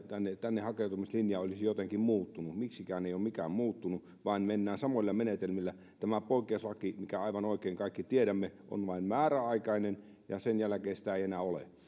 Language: Finnish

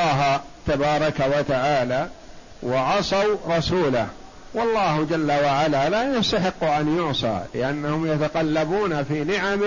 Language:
Arabic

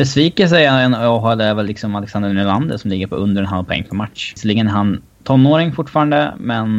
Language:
Swedish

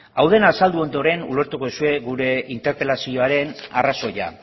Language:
Basque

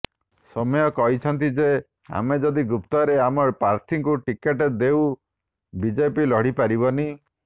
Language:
Odia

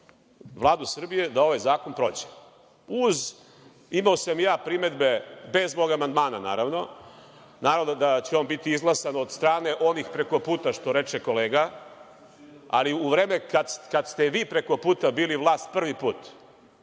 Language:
Serbian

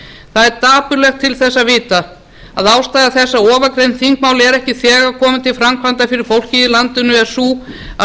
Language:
Icelandic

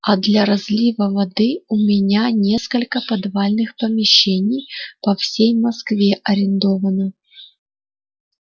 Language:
Russian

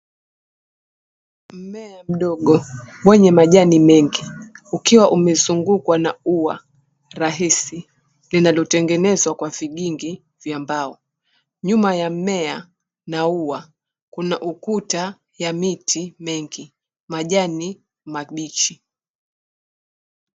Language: Swahili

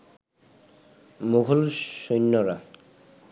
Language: Bangla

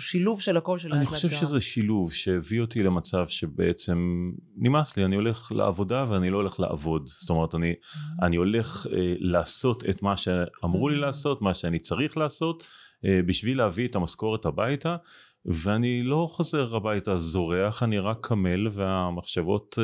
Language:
Hebrew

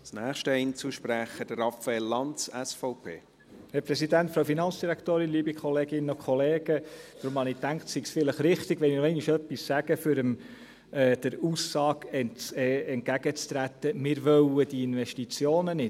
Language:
Swiss German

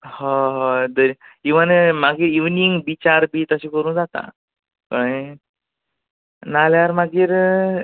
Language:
Konkani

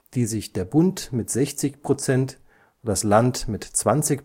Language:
German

